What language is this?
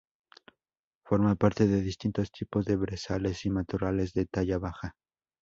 Spanish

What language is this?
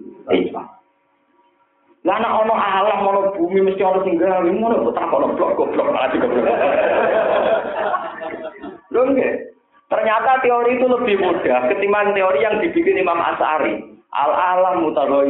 Indonesian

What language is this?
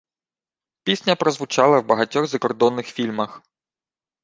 Ukrainian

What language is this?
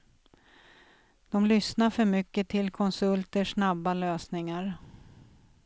Swedish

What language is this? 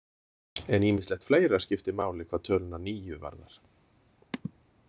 Icelandic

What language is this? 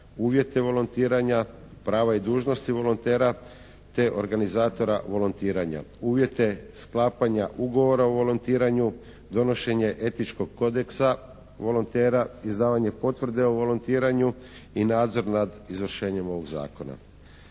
Croatian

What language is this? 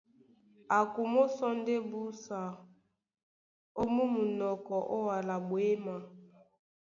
Duala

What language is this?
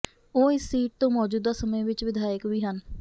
Punjabi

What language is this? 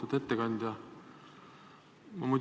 Estonian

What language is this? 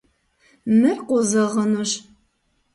Kabardian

